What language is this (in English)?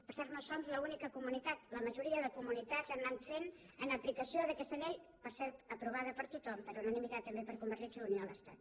Catalan